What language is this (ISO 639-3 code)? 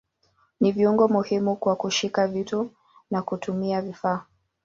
swa